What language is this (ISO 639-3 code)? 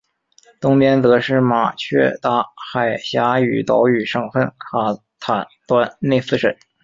zho